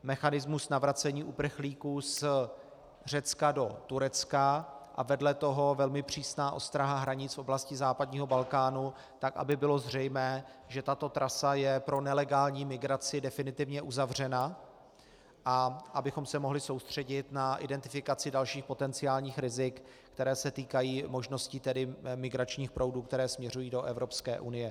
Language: Czech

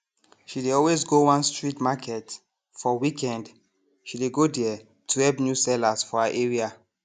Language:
Nigerian Pidgin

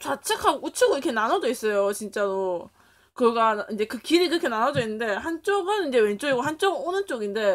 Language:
Korean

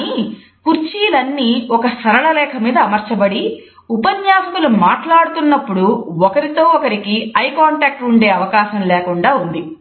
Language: Telugu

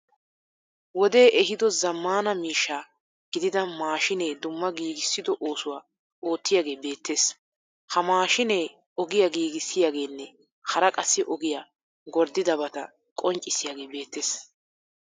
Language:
Wolaytta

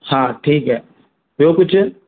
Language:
Sindhi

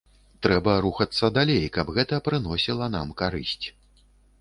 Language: Belarusian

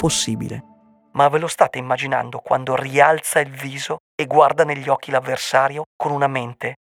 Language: Italian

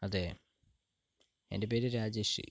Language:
Malayalam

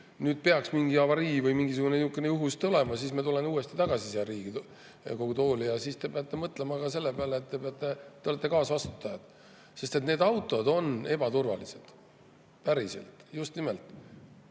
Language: Estonian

